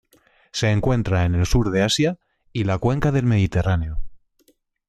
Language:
Spanish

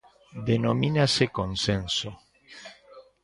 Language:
Galician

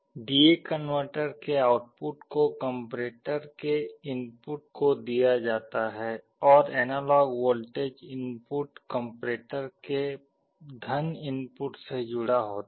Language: Hindi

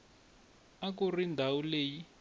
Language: Tsonga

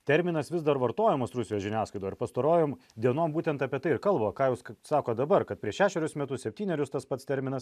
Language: Lithuanian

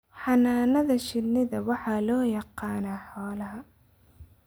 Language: Somali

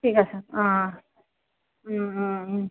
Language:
Assamese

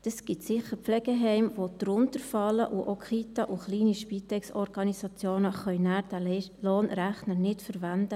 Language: Swiss German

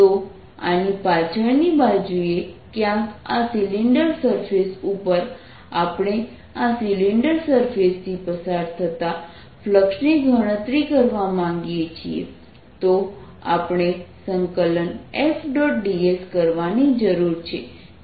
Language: Gujarati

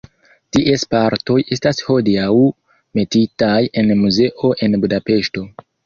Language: Esperanto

